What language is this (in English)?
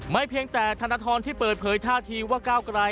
Thai